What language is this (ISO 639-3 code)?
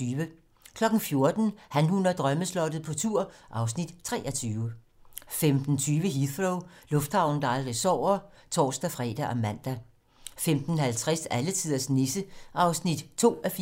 dan